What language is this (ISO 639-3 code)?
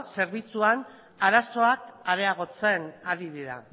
eus